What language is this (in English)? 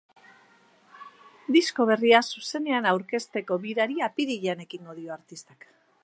Basque